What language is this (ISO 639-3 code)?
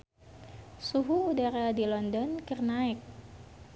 sun